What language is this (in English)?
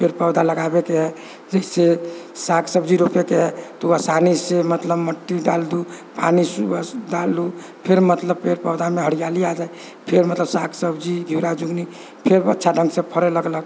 Maithili